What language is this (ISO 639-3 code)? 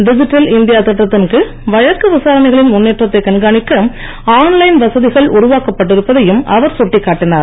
tam